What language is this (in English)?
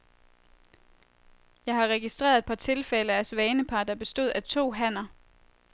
Danish